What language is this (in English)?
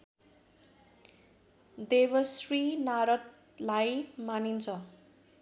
Nepali